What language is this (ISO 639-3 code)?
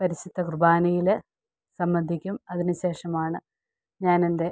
mal